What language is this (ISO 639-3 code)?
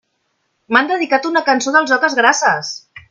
cat